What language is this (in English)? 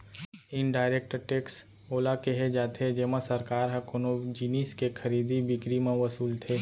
Chhattisgarhi